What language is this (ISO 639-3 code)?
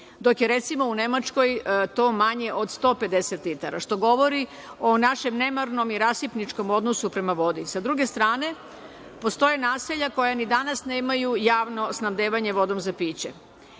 srp